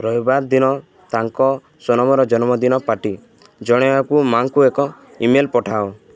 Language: Odia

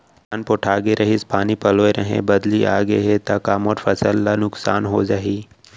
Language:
Chhattisgarhi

